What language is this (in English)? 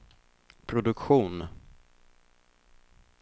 Swedish